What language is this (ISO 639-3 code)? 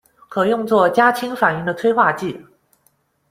zho